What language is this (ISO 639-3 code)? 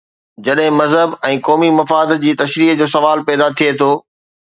snd